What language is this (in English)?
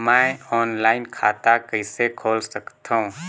Chhattisgarhi